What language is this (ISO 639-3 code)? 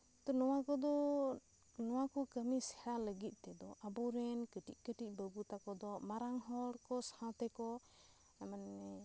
sat